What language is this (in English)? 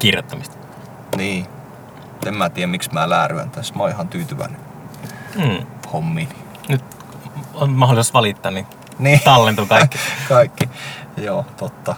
Finnish